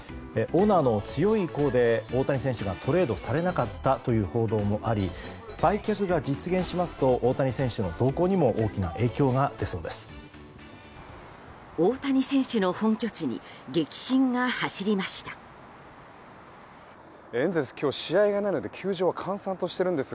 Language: Japanese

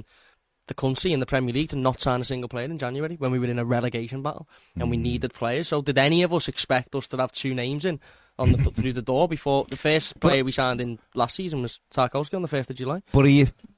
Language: English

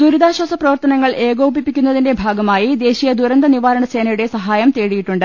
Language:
Malayalam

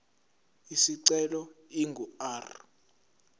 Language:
Zulu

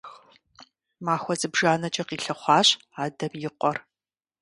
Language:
Kabardian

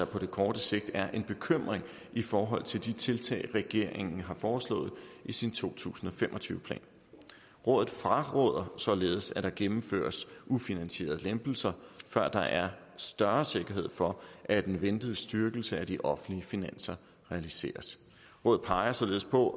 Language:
Danish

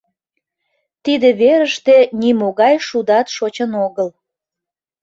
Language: Mari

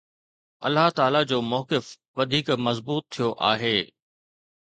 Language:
Sindhi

